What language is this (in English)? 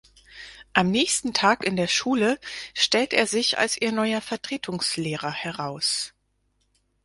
German